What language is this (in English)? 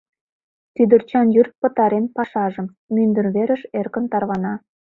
Mari